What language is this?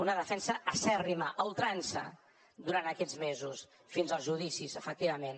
Catalan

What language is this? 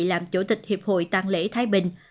Vietnamese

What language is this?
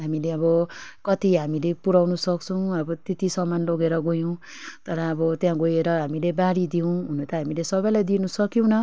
Nepali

